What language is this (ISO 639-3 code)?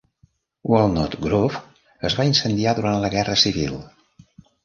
cat